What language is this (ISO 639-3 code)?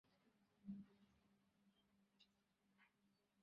ben